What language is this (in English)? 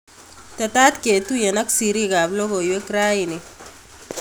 Kalenjin